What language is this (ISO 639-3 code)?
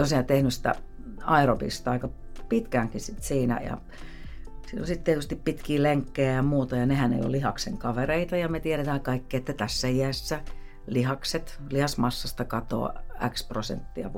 fin